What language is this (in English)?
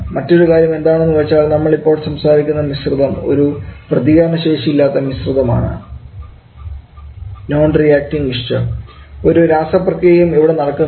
Malayalam